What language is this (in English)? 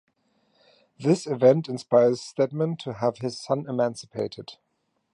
English